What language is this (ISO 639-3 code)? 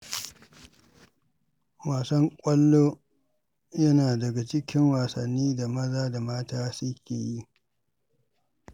hau